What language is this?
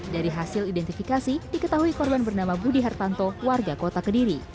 Indonesian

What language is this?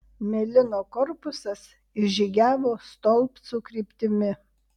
Lithuanian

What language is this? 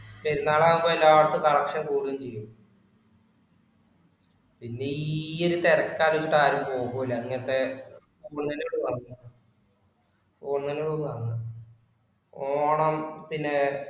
Malayalam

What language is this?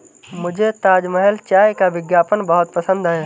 Hindi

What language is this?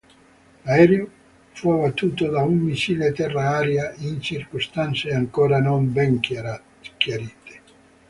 Italian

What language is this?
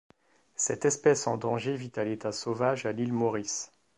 French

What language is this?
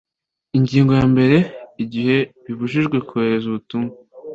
Kinyarwanda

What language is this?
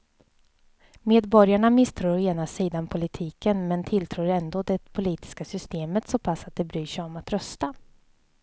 Swedish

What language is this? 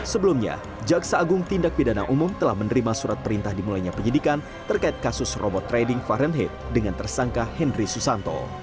Indonesian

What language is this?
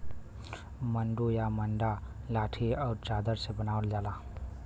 Bhojpuri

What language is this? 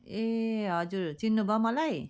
Nepali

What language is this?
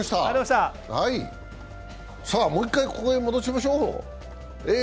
Japanese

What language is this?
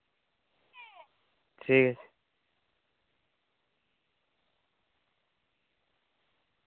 Santali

